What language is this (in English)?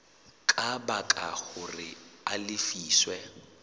Southern Sotho